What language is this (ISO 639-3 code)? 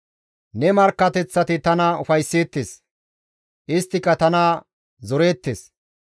gmv